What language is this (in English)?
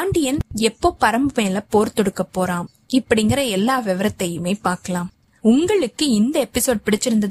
Tamil